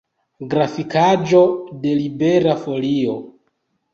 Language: Esperanto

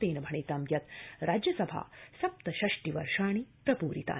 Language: Sanskrit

